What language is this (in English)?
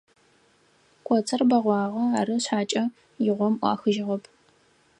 Adyghe